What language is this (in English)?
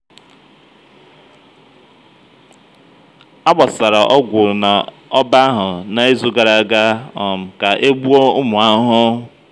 Igbo